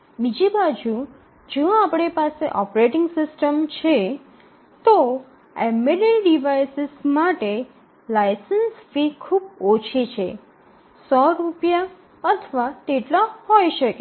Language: Gujarati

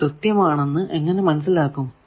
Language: Malayalam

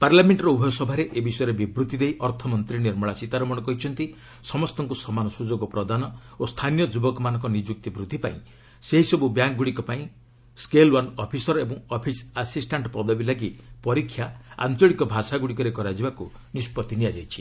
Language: Odia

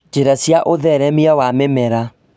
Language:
Kikuyu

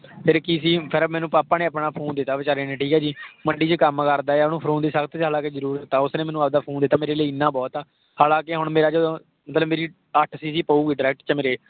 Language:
Punjabi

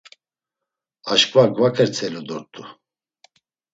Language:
Laz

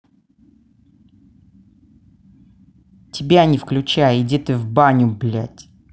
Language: Russian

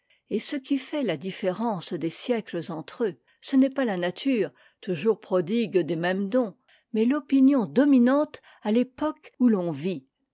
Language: French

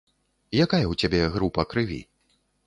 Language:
Belarusian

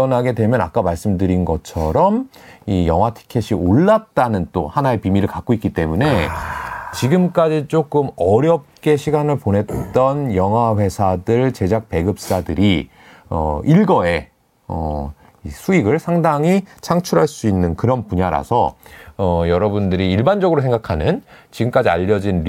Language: Korean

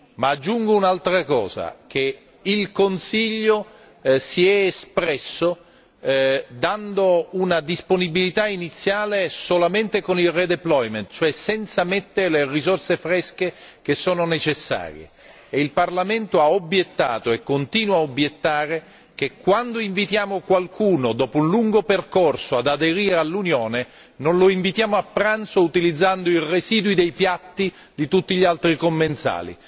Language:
Italian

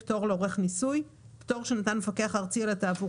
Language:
Hebrew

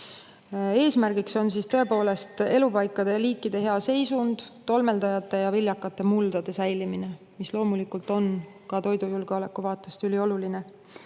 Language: Estonian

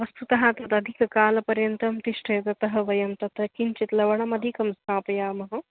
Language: Sanskrit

